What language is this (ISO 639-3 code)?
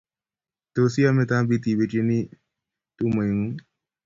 kln